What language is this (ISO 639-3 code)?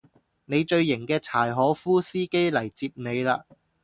yue